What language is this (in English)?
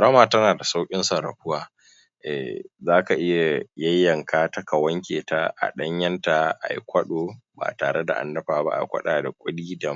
Hausa